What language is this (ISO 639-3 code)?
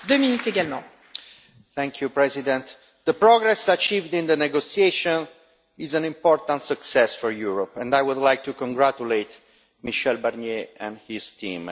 eng